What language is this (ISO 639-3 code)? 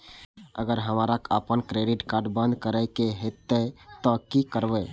mai